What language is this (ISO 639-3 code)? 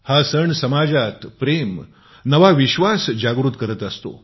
mar